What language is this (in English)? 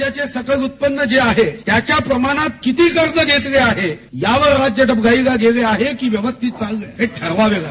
Marathi